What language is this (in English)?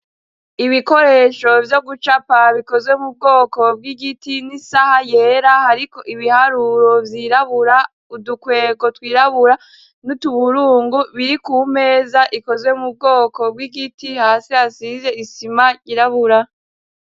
Rundi